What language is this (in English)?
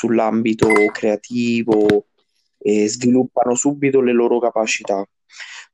Italian